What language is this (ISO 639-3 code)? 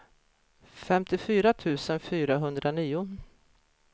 swe